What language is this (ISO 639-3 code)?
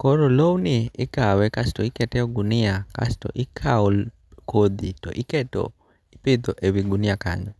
luo